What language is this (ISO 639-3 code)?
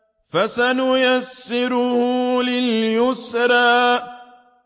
ara